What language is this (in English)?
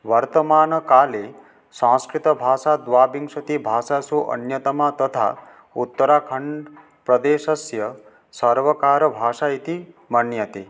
Sanskrit